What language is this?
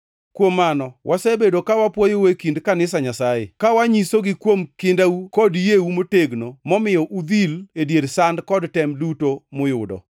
Luo (Kenya and Tanzania)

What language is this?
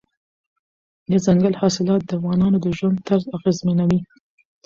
Pashto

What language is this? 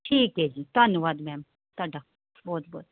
Punjabi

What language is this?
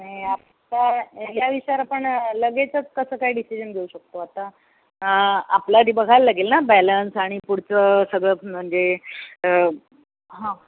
Marathi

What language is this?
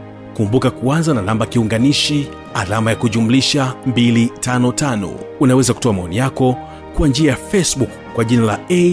Swahili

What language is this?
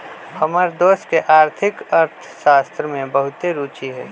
Magahi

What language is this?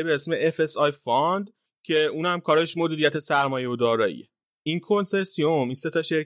Persian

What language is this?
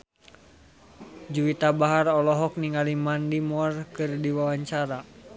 Sundanese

